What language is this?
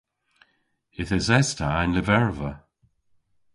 Cornish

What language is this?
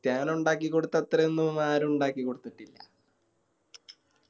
Malayalam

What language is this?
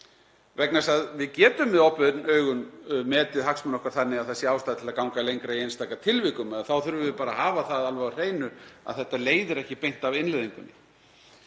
Icelandic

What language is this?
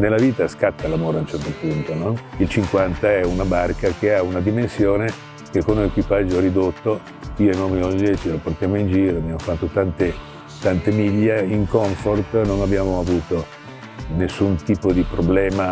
Italian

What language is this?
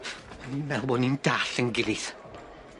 Welsh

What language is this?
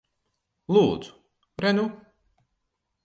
Latvian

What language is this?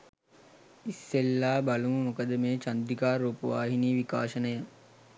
Sinhala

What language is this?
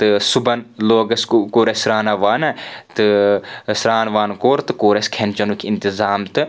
Kashmiri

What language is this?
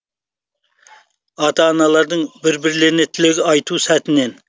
Kazakh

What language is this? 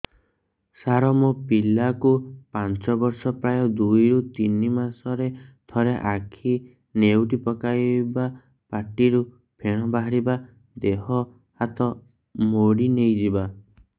Odia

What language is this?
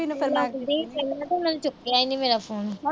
Punjabi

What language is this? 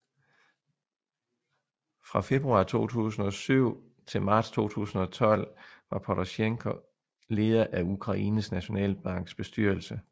Danish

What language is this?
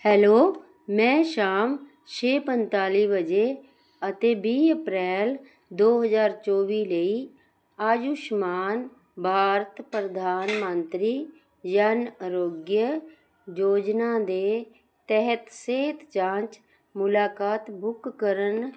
Punjabi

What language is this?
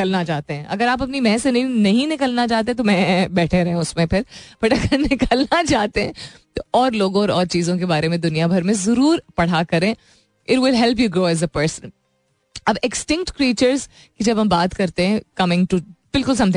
Hindi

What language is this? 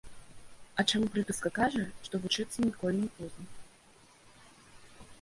Belarusian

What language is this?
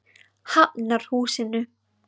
Icelandic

